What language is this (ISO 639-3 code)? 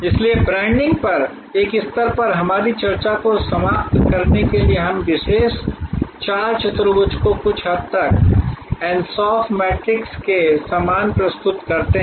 hin